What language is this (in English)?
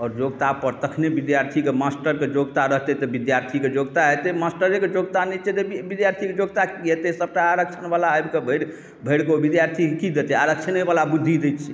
Maithili